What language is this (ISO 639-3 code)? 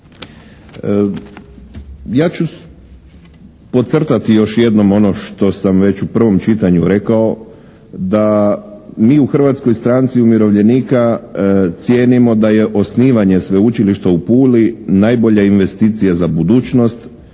hrv